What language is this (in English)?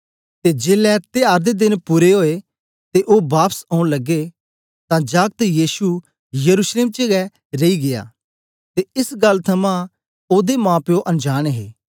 Dogri